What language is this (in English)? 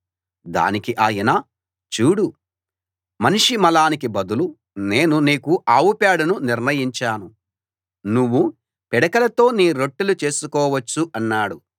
Telugu